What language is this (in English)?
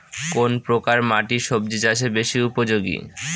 Bangla